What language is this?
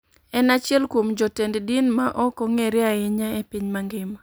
Luo (Kenya and Tanzania)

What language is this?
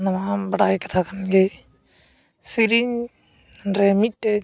Santali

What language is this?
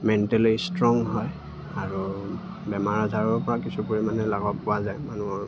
Assamese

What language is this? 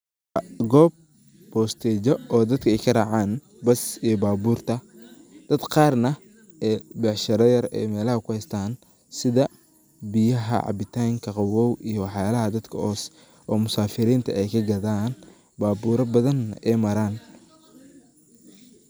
Somali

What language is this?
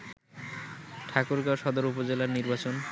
Bangla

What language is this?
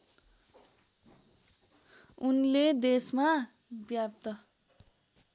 Nepali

